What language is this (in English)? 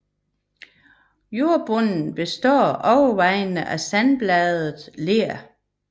Danish